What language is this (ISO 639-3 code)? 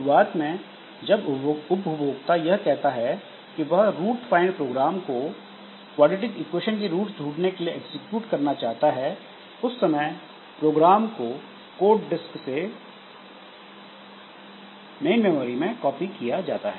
hin